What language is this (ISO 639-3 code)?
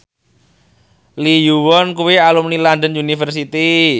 jav